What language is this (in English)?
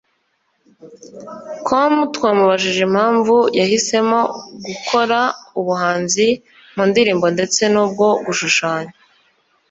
Kinyarwanda